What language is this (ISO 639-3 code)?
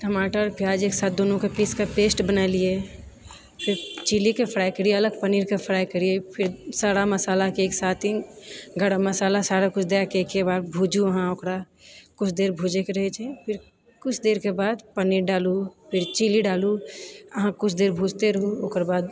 mai